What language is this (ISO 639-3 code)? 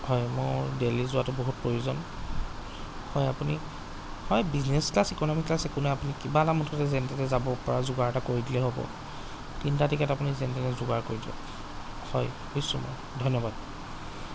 asm